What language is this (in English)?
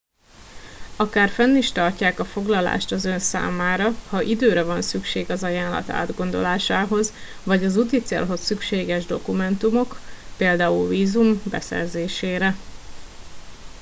Hungarian